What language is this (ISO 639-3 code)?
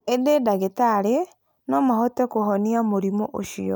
kik